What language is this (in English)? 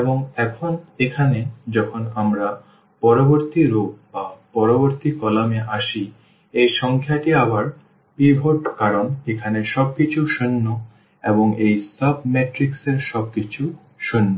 Bangla